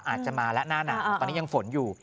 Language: Thai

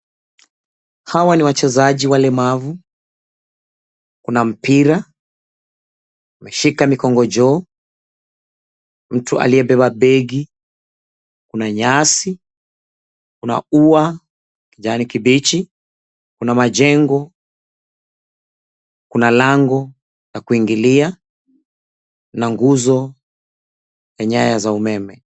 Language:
Swahili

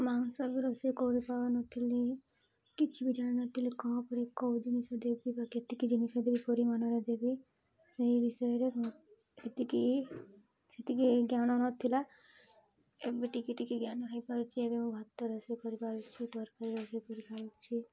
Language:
Odia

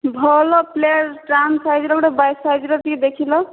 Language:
Odia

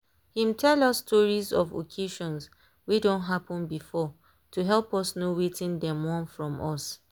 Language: Nigerian Pidgin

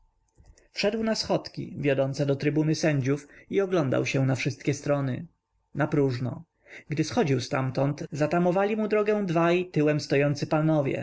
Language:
Polish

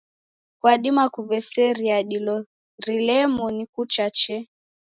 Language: Taita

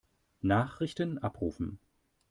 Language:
German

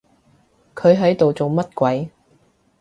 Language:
Cantonese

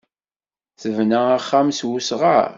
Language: Kabyle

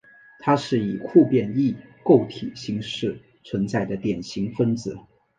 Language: Chinese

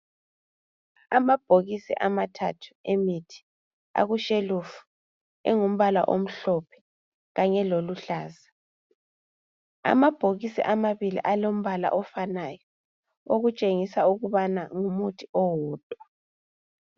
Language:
North Ndebele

